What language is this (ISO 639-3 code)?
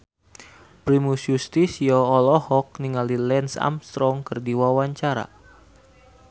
sun